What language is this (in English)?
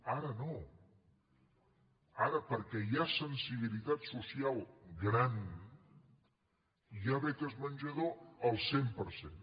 Catalan